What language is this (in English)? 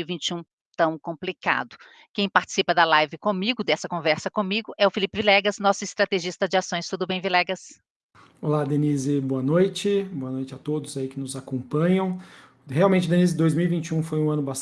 Portuguese